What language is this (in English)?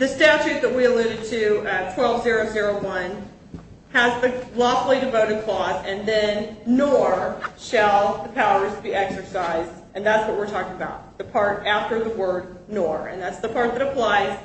English